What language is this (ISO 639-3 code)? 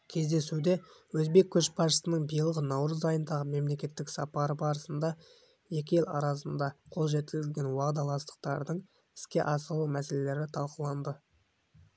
kaz